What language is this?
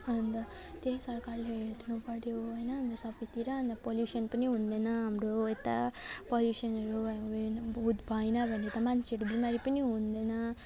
Nepali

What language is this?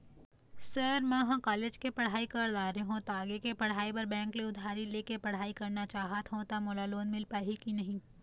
Chhattisgarhi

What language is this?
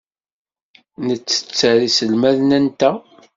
Kabyle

